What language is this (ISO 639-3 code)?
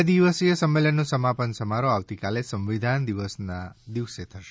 guj